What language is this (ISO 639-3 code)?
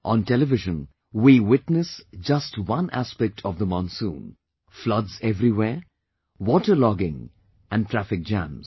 eng